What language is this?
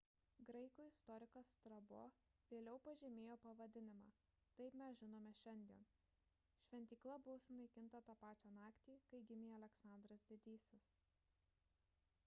Lithuanian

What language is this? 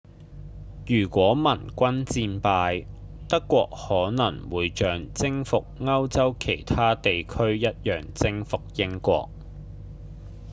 Cantonese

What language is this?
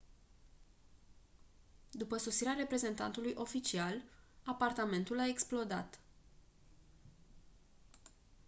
Romanian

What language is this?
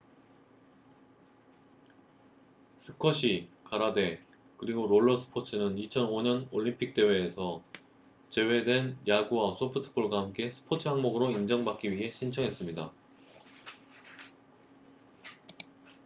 Korean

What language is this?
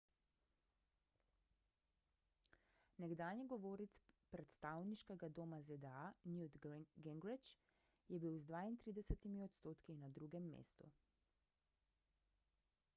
Slovenian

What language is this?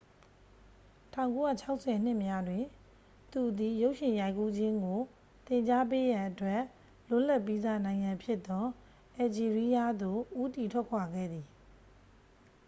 Burmese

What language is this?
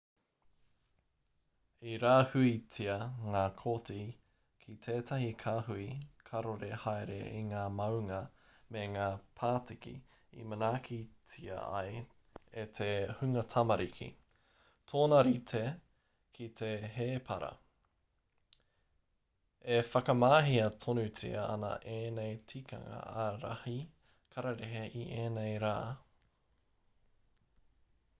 Māori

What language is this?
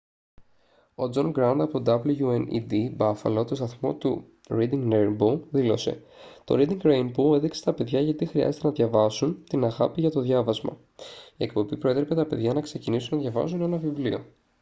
Greek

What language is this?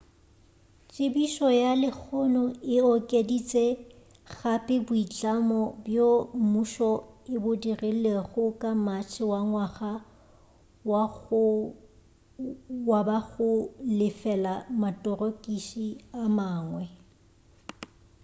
Northern Sotho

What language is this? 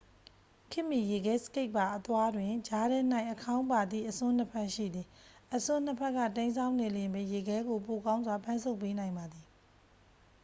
Burmese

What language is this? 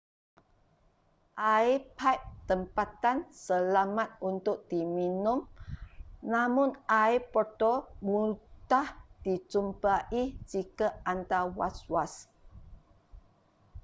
Malay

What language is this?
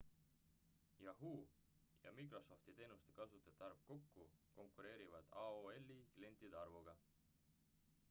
Estonian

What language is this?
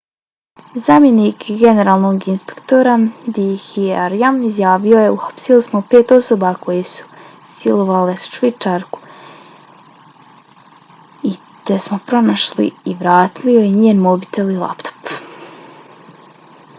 Bosnian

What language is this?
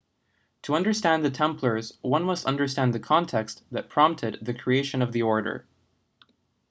English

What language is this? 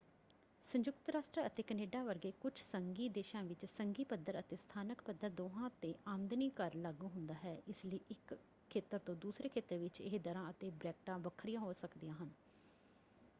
Punjabi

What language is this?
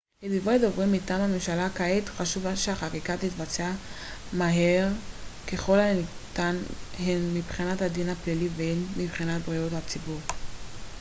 Hebrew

